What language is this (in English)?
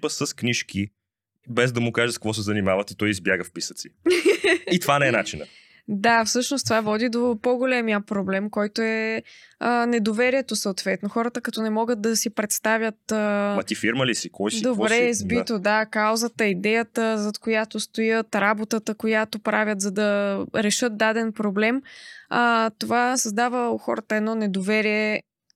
Bulgarian